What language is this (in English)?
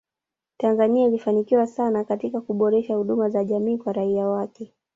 Swahili